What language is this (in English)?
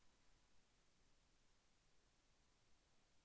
Telugu